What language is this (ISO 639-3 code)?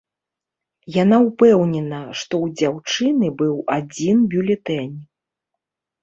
bel